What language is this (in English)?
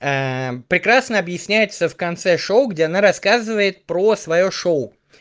Russian